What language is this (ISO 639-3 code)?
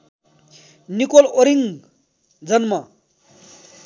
nep